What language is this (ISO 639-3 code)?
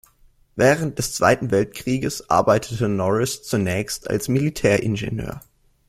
deu